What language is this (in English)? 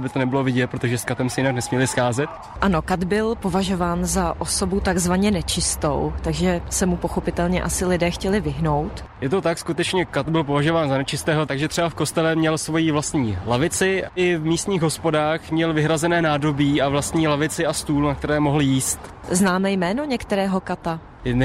Czech